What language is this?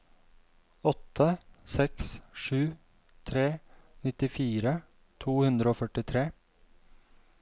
Norwegian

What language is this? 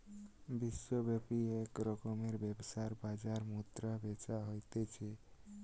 Bangla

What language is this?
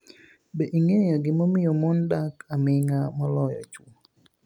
Luo (Kenya and Tanzania)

